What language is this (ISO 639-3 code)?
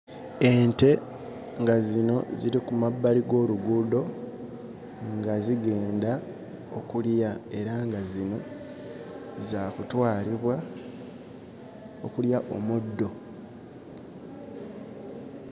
lug